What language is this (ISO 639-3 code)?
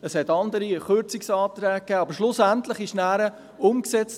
gsw